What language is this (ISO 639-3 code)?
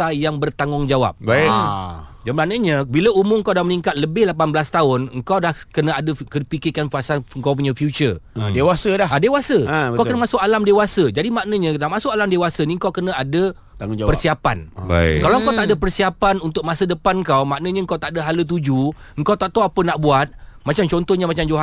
msa